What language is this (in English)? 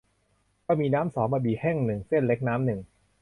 Thai